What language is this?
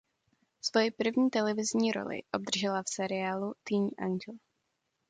Czech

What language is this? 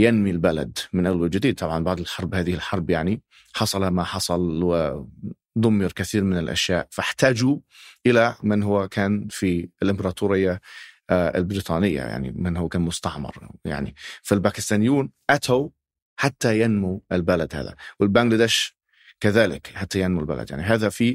Arabic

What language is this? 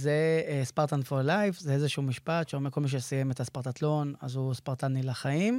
Hebrew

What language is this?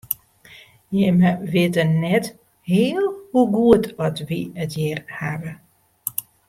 Western Frisian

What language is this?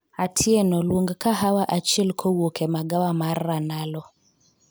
Luo (Kenya and Tanzania)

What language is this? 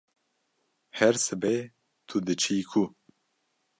Kurdish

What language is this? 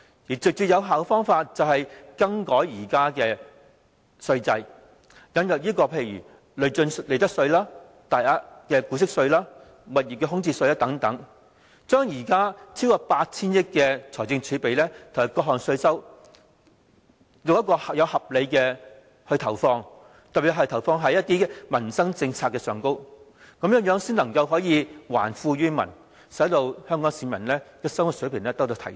Cantonese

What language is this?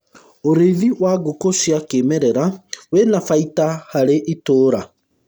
Kikuyu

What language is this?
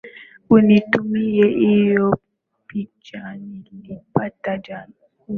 Swahili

